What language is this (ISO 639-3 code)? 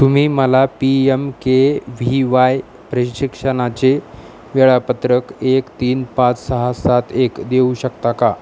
mar